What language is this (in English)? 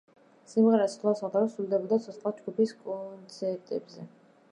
Georgian